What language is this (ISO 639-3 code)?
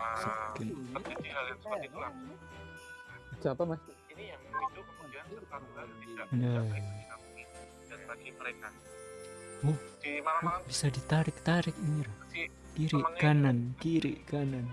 ind